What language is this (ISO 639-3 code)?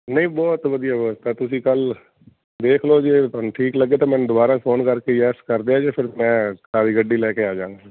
pan